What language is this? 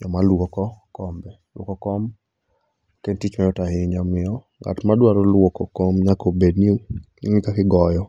Luo (Kenya and Tanzania)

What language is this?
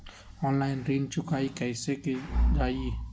Magahi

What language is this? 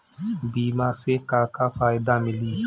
Bhojpuri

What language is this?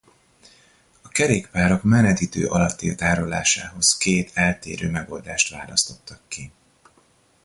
Hungarian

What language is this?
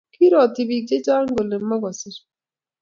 Kalenjin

